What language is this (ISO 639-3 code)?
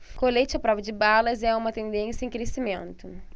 por